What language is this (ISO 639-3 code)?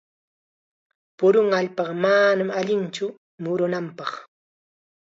qxa